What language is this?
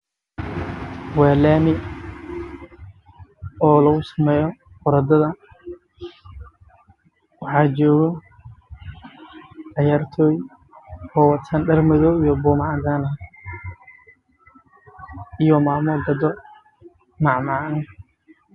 Somali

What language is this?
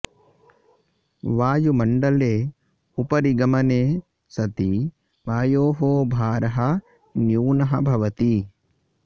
Sanskrit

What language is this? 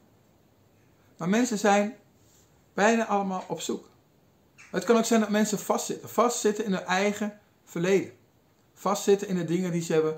Dutch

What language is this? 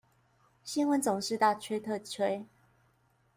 Chinese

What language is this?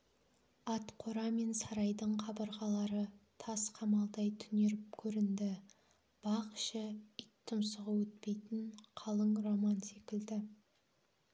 Kazakh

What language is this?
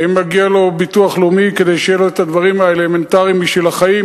Hebrew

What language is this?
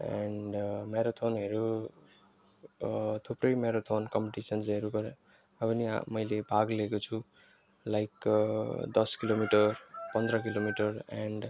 Nepali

